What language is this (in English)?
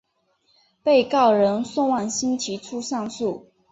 Chinese